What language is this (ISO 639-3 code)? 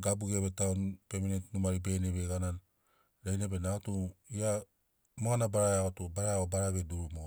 snc